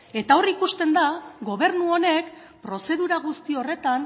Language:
Basque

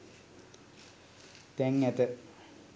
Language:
Sinhala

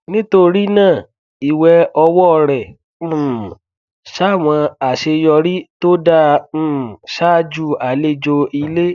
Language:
Yoruba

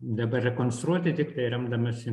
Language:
Lithuanian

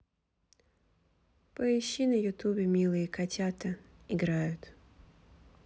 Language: Russian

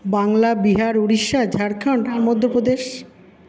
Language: Bangla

